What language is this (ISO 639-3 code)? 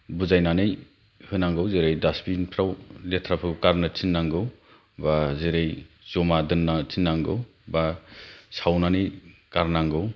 brx